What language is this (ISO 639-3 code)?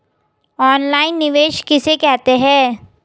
hin